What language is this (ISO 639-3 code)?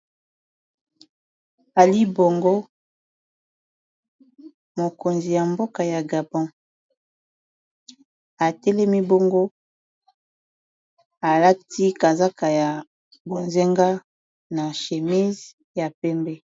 lin